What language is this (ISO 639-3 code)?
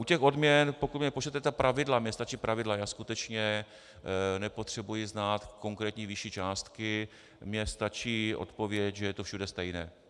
ces